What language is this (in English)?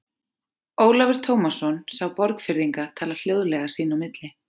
Icelandic